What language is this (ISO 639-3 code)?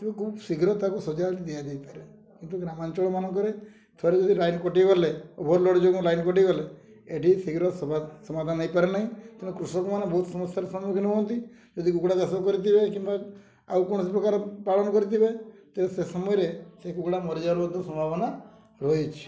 ori